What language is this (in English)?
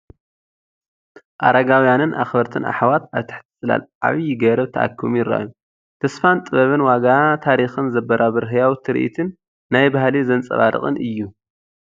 Tigrinya